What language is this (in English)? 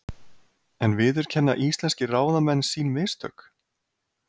Icelandic